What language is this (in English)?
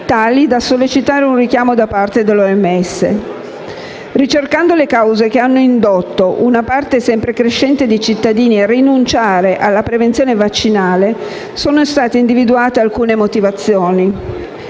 Italian